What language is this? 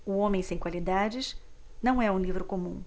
Portuguese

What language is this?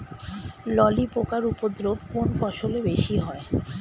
Bangla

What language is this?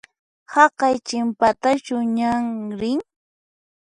Puno Quechua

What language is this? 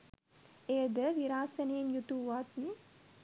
Sinhala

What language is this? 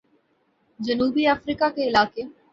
Urdu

